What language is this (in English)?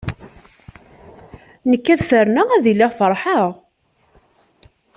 Kabyle